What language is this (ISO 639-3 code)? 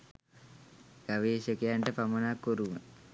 sin